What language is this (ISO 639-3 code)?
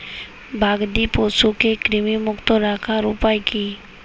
ben